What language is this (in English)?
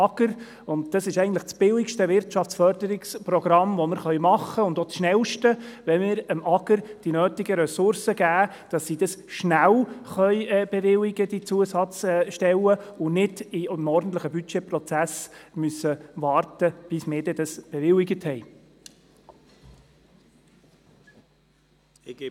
Swiss German